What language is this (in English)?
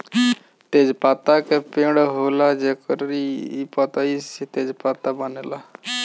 Bhojpuri